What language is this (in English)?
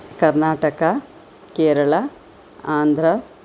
Sanskrit